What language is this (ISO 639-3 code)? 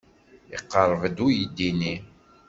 kab